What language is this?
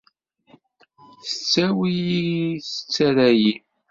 Kabyle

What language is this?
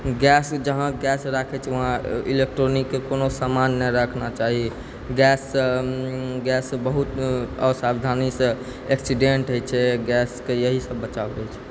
Maithili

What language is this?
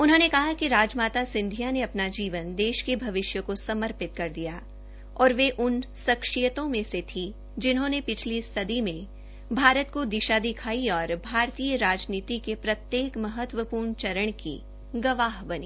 Hindi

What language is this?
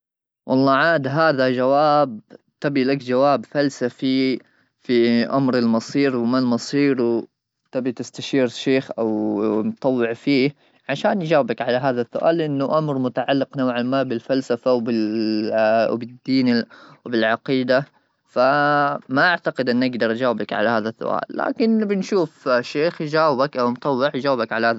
Gulf Arabic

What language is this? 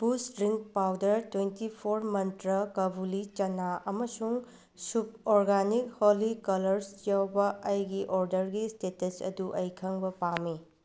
Manipuri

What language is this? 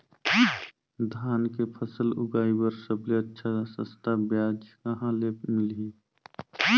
Chhattisgarhi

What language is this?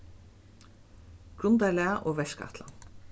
Faroese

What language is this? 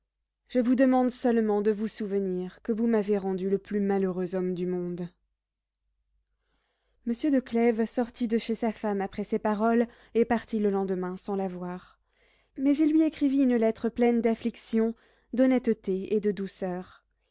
French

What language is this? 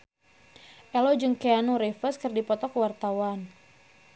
Sundanese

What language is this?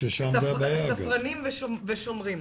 Hebrew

